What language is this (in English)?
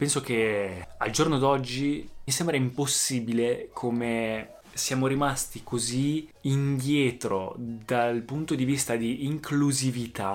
Italian